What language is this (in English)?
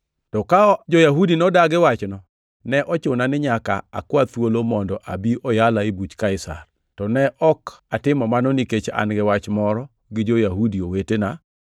Luo (Kenya and Tanzania)